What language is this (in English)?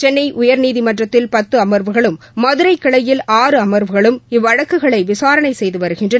Tamil